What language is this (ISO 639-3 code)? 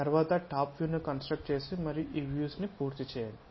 tel